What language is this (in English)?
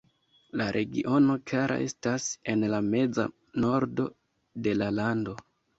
Esperanto